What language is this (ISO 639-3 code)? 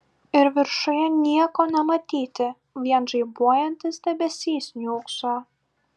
lit